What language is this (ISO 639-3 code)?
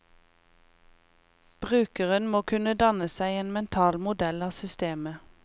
nor